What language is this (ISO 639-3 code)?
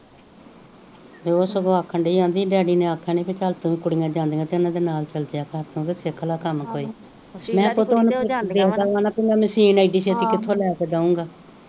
pan